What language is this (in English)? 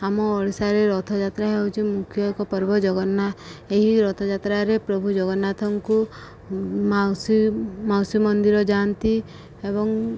Odia